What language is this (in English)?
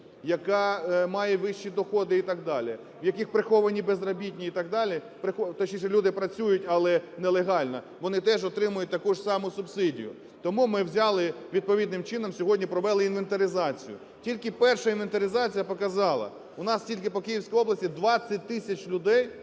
Ukrainian